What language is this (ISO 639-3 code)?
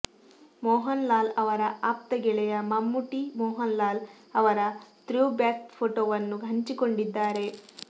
kan